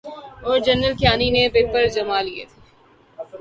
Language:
Urdu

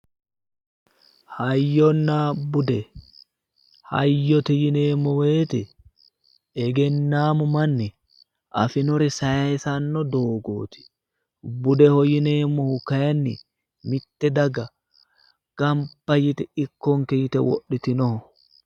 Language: Sidamo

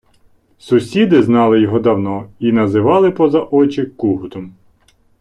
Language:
Ukrainian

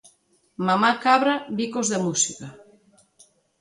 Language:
Galician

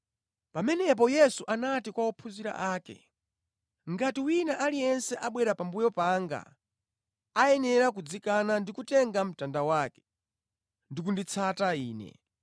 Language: Nyanja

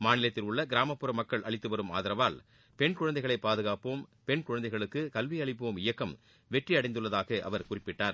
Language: Tamil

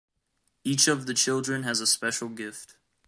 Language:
English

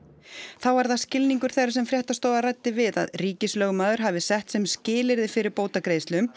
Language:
Icelandic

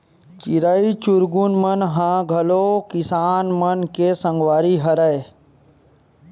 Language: Chhattisgarhi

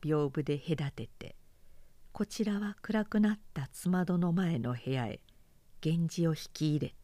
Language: Japanese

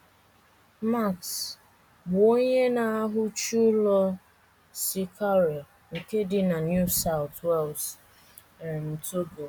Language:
Igbo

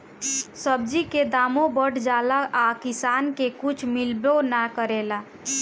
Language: Bhojpuri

